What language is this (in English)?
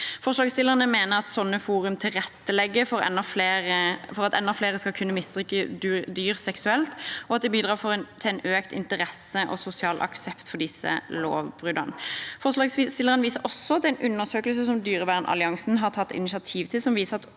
Norwegian